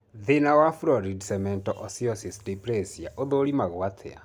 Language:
Kikuyu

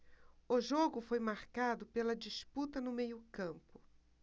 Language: Portuguese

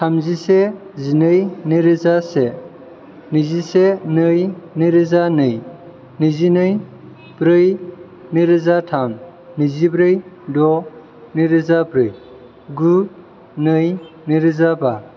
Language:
Bodo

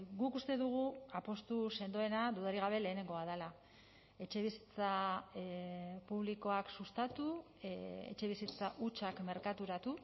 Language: Basque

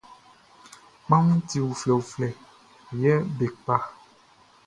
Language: Baoulé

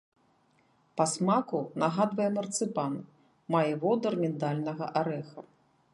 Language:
Belarusian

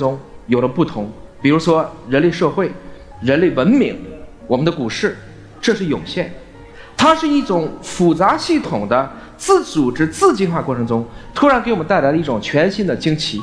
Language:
Chinese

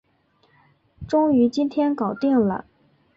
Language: Chinese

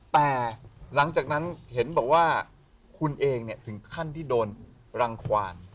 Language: Thai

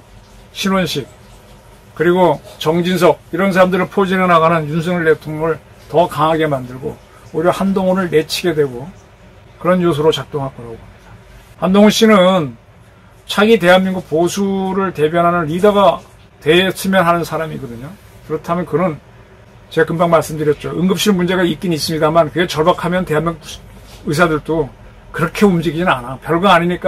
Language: Korean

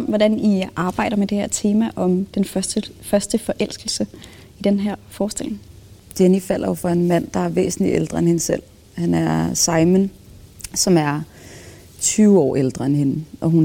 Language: Danish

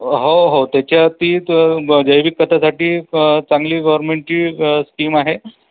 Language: Marathi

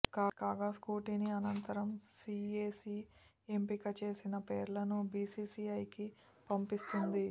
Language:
Telugu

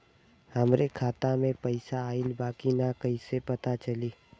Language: Bhojpuri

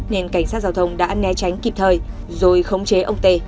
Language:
Vietnamese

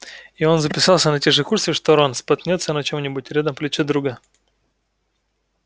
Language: Russian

